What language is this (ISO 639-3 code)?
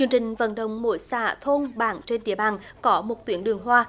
vie